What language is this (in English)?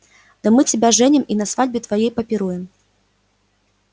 Russian